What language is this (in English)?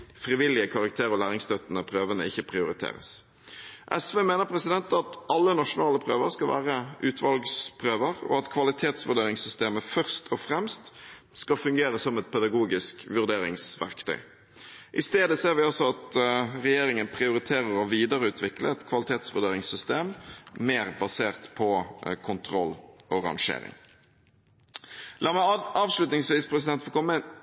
Norwegian Bokmål